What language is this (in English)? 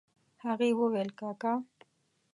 Pashto